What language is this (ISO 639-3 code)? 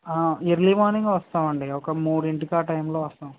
tel